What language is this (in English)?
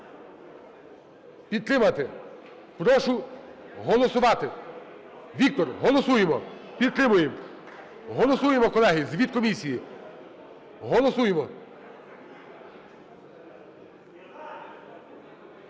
Ukrainian